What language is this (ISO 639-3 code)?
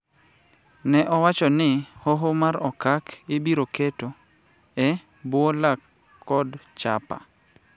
luo